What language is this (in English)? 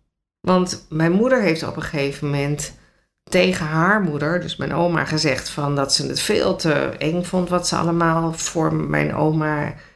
Dutch